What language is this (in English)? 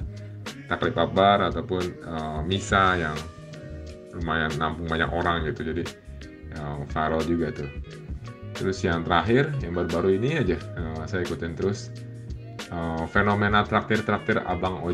Indonesian